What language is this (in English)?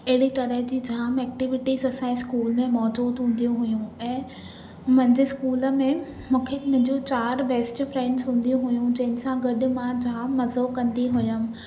Sindhi